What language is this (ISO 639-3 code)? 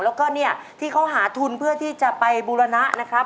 tha